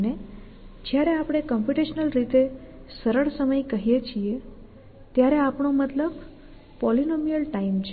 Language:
Gujarati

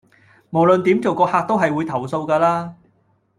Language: Cantonese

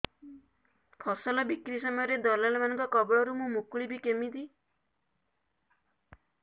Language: Odia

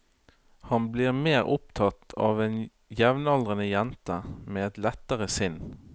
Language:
Norwegian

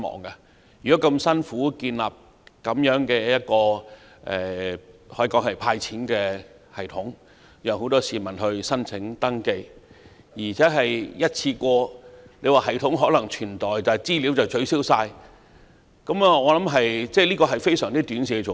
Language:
Cantonese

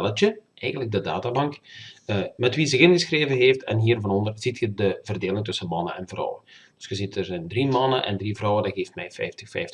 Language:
Dutch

